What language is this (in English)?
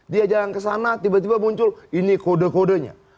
Indonesian